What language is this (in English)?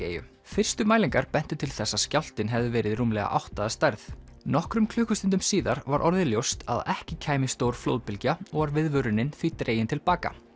Icelandic